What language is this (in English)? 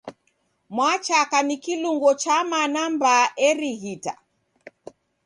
Taita